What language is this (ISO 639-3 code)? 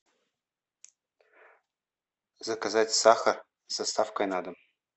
rus